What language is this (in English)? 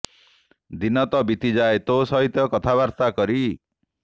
Odia